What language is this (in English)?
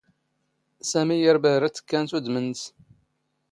Standard Moroccan Tamazight